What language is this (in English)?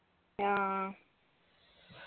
Malayalam